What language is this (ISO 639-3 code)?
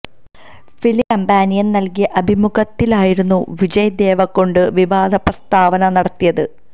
mal